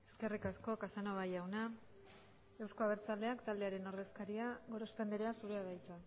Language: Basque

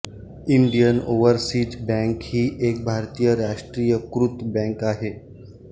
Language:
Marathi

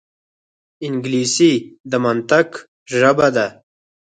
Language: Pashto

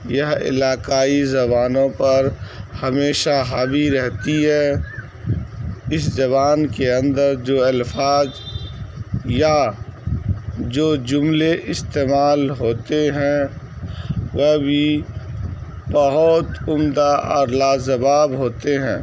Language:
Urdu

